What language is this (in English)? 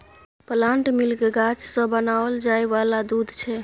Maithili